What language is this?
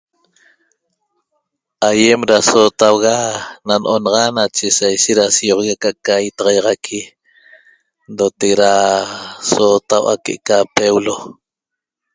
Toba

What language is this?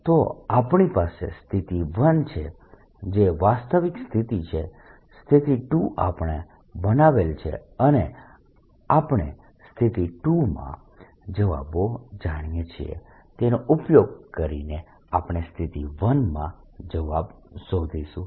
Gujarati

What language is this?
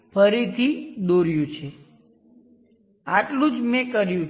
Gujarati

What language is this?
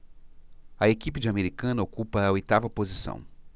Portuguese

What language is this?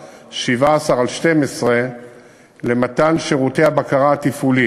Hebrew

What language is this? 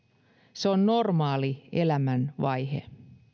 Finnish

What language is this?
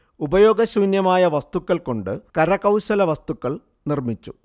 Malayalam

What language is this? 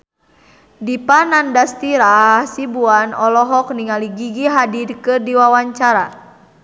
Sundanese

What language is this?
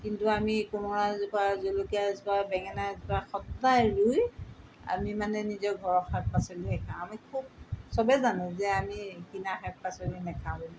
Assamese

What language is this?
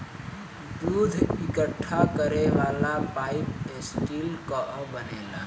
Bhojpuri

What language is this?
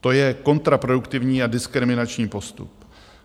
Czech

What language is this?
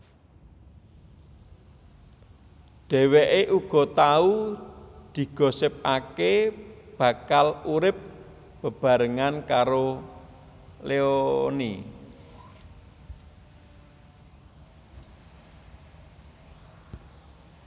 Javanese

